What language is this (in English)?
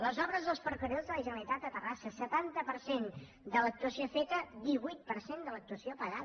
Catalan